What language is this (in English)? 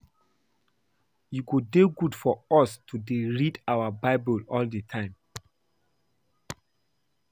Nigerian Pidgin